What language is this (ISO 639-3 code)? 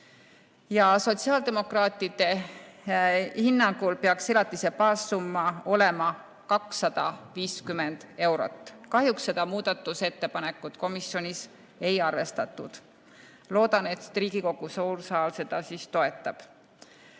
est